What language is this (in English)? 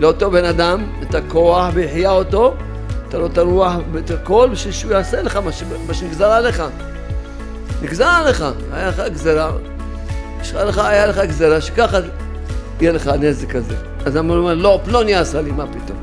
Hebrew